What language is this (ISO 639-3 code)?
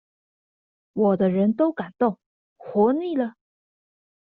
zho